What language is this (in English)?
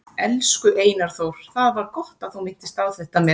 Icelandic